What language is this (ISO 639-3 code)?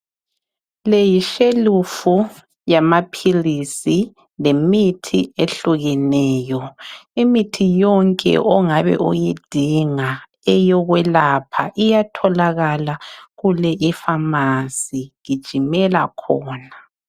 nde